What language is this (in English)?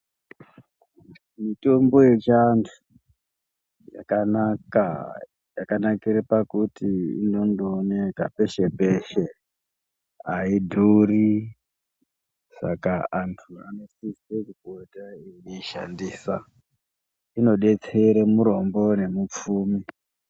Ndau